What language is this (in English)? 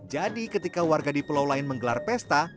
Indonesian